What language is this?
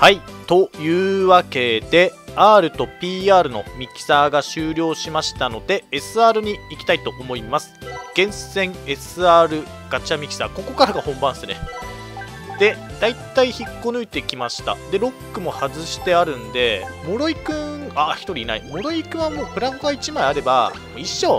Japanese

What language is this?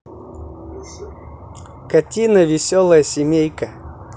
Russian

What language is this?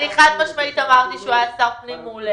Hebrew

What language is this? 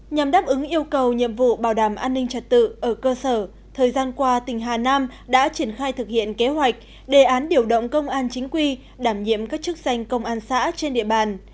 Vietnamese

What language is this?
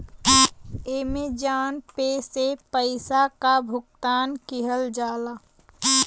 Bhojpuri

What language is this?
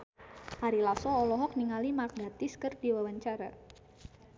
Sundanese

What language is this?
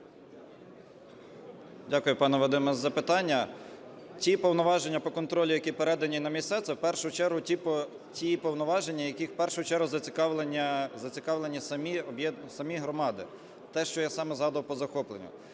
Ukrainian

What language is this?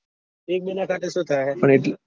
Gujarati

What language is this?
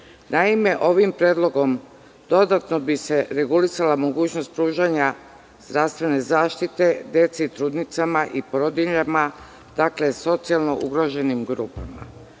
Serbian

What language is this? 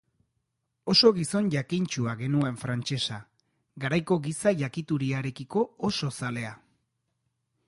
Basque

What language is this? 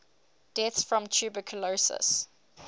English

